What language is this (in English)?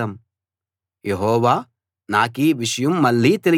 Telugu